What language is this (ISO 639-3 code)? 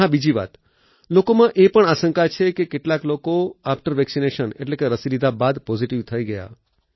guj